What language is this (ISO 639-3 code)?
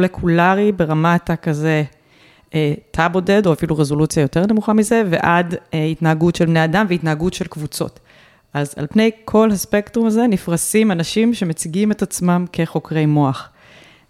heb